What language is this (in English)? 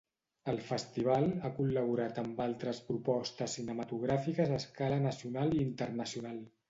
Catalan